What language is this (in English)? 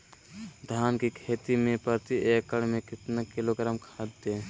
Magahi